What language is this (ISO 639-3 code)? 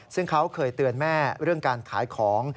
tha